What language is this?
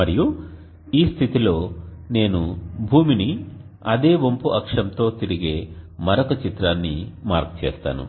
Telugu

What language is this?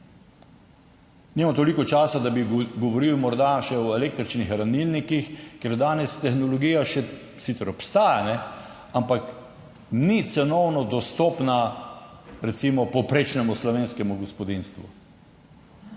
Slovenian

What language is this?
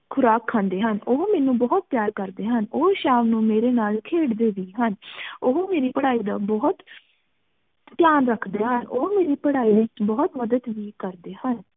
Punjabi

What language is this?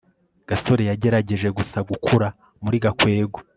Kinyarwanda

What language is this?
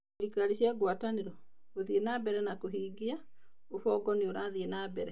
Kikuyu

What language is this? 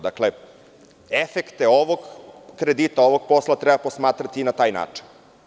Serbian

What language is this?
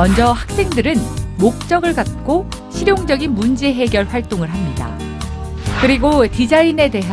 Korean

